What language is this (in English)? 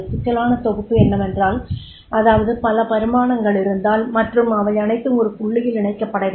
Tamil